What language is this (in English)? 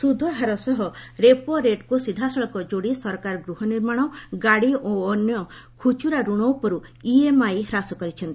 Odia